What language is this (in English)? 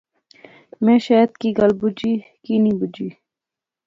Pahari-Potwari